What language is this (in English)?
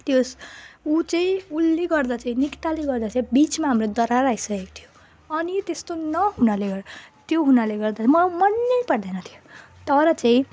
Nepali